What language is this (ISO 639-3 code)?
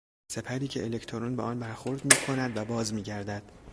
fas